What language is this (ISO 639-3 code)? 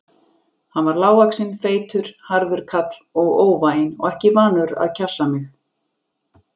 isl